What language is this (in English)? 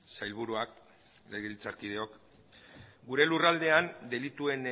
Basque